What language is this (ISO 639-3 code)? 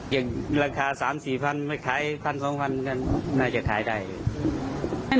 tha